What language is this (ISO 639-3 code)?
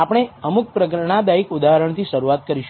guj